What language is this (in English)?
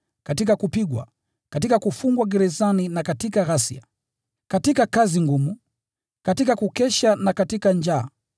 Swahili